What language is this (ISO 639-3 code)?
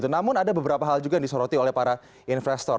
ind